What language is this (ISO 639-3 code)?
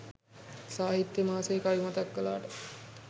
sin